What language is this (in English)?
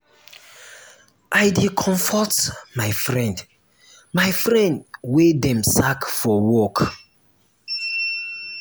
Nigerian Pidgin